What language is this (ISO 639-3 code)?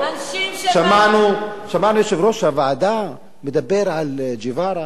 heb